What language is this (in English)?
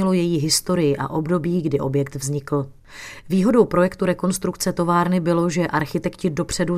Czech